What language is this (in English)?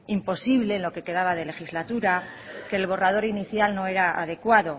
Spanish